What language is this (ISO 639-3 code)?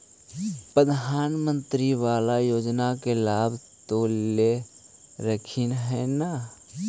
mag